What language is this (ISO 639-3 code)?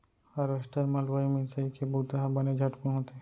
hne